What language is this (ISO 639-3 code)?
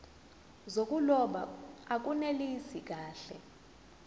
zul